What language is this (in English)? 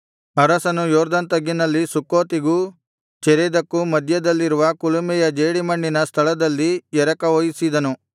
Kannada